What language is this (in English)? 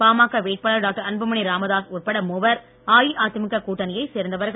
Tamil